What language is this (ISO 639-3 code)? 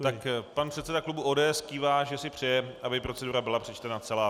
ces